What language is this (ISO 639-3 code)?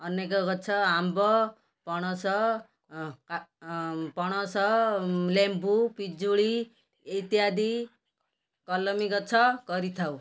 ori